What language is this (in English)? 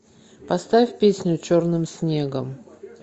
Russian